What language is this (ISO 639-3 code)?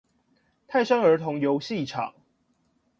zho